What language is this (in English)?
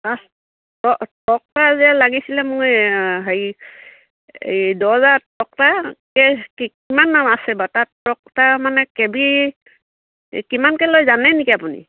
Assamese